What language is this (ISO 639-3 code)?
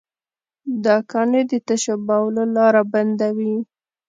pus